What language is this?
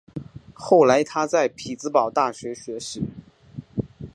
Chinese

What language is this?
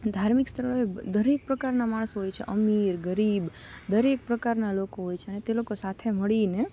Gujarati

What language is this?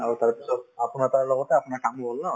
Assamese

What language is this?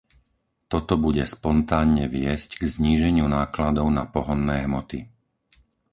Slovak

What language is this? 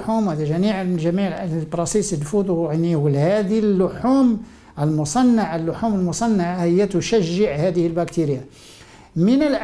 Arabic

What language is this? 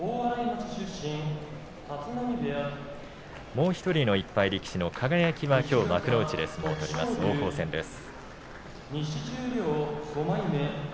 Japanese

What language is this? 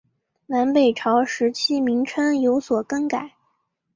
Chinese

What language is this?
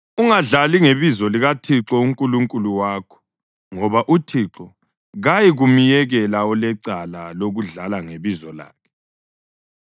North Ndebele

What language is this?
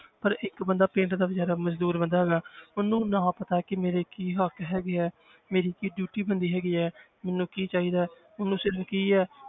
Punjabi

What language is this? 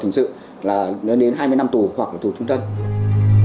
Vietnamese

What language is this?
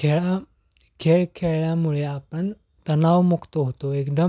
Marathi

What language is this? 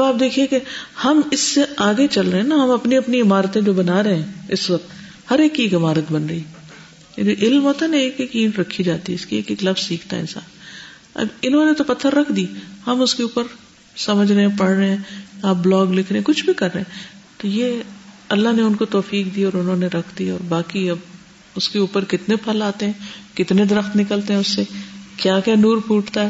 Urdu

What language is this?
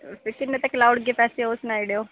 Dogri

